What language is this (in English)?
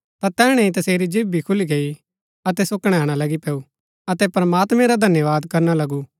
Gaddi